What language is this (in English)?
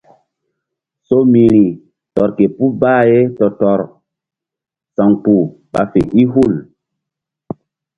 Mbum